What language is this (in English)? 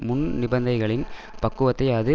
Tamil